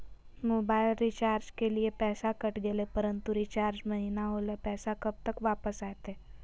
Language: Magahi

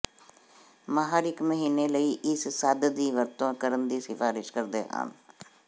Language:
Punjabi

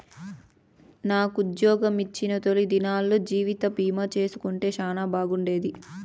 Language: Telugu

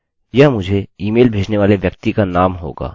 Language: Hindi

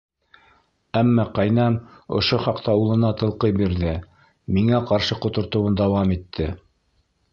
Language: Bashkir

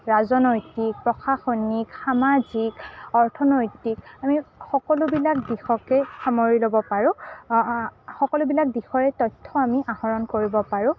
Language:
Assamese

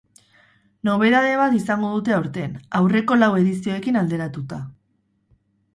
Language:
Basque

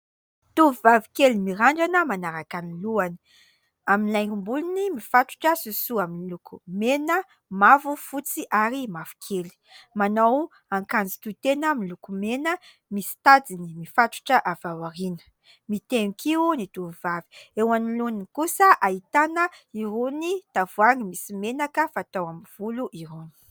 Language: Malagasy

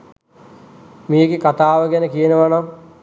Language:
Sinhala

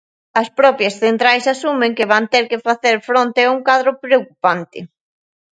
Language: Galician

